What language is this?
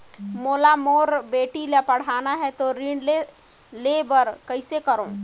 Chhattisgarhi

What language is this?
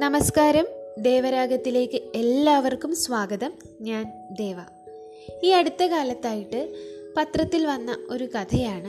Malayalam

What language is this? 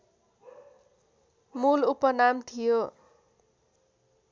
Nepali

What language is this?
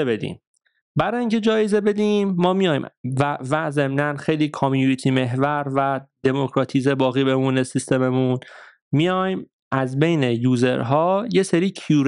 Persian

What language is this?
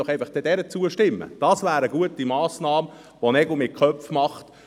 Swiss German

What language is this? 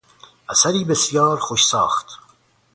Persian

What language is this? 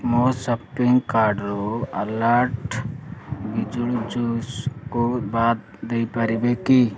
Odia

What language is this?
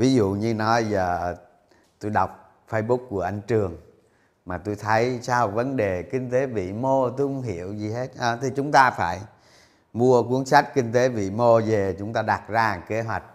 Vietnamese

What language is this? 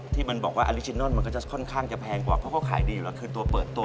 Thai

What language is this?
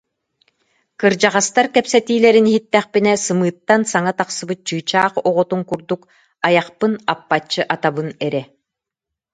Yakut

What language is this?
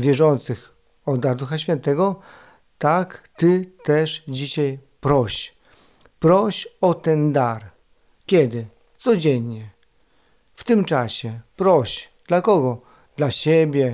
Polish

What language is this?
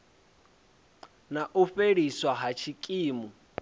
Venda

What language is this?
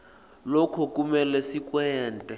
Swati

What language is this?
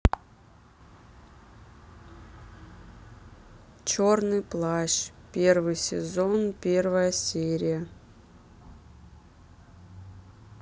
Russian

